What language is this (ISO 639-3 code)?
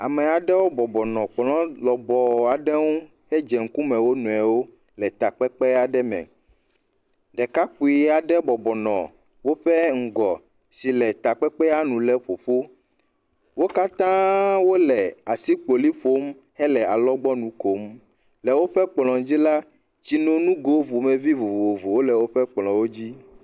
ewe